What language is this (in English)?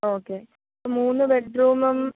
Malayalam